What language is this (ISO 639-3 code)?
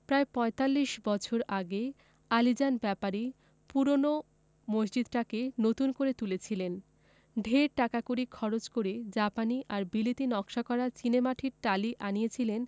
ben